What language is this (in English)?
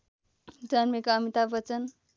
Nepali